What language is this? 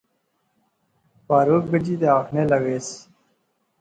Pahari-Potwari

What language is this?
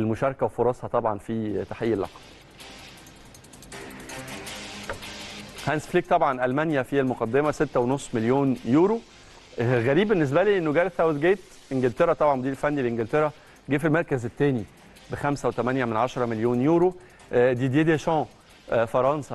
Arabic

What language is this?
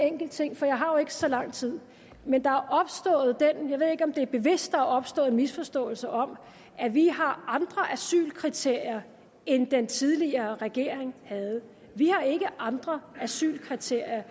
Danish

